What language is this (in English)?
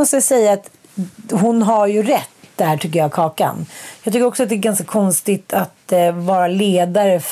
Swedish